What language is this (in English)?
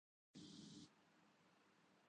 Urdu